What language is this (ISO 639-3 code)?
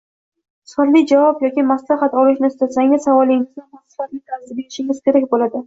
uzb